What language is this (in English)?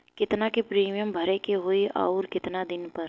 Bhojpuri